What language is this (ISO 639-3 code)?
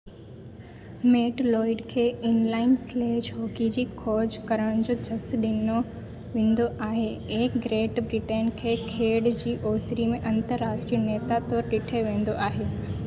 snd